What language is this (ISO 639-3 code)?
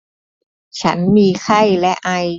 tha